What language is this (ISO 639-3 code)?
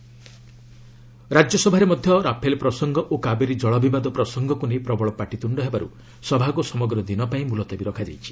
ori